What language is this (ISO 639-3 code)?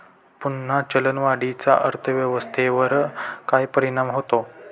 mar